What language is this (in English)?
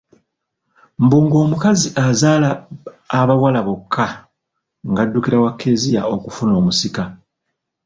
Ganda